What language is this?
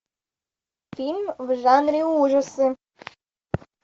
Russian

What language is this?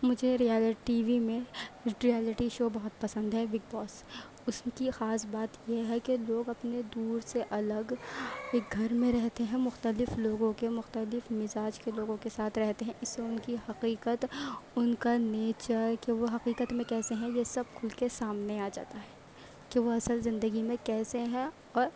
Urdu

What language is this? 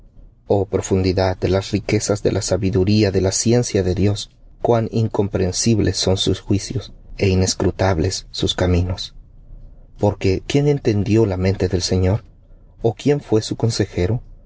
Spanish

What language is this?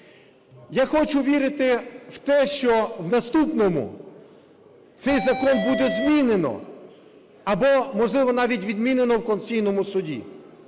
Ukrainian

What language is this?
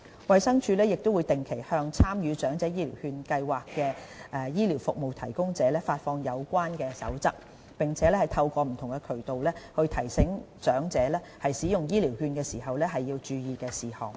Cantonese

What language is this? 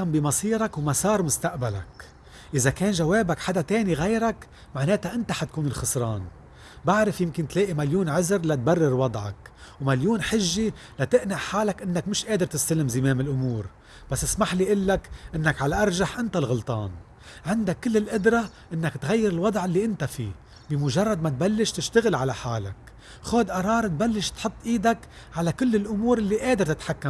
Arabic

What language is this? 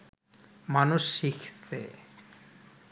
Bangla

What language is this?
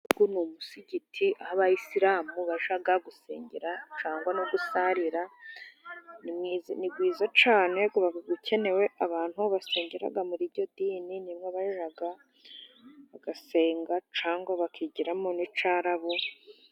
Kinyarwanda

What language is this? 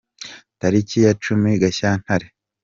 Kinyarwanda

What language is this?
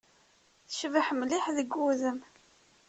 Kabyle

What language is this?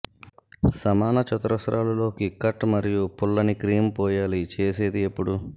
Telugu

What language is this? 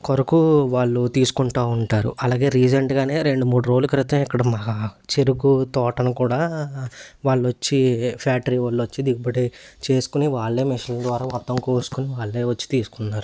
Telugu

